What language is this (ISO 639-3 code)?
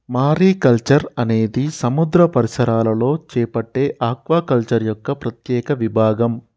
tel